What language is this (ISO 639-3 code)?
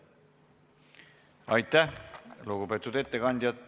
est